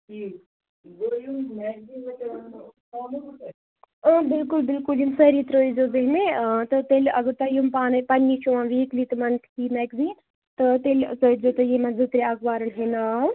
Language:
Kashmiri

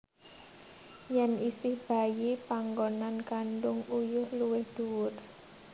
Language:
Javanese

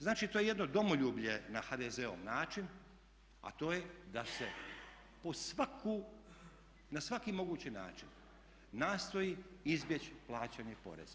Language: Croatian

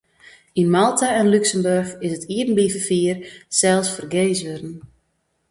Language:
Western Frisian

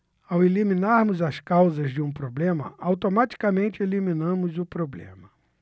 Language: Portuguese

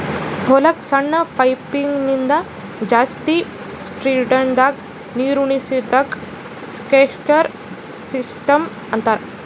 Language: Kannada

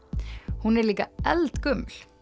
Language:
Icelandic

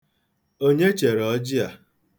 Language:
Igbo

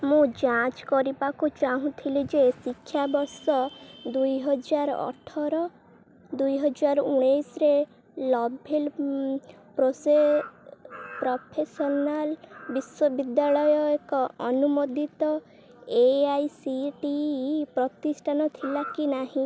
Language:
Odia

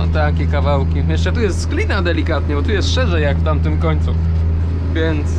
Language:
Polish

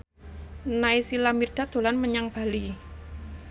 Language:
Javanese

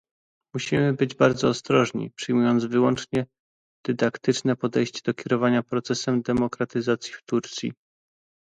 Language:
Polish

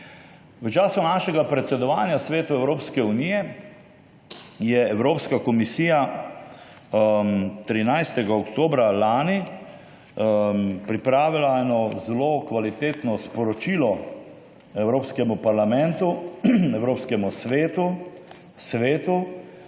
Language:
Slovenian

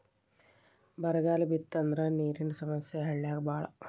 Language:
Kannada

